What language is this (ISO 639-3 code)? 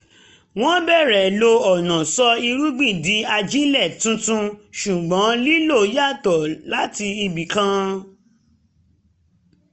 yor